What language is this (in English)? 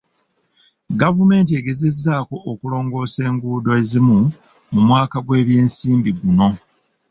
Ganda